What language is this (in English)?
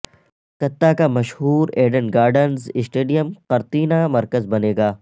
Urdu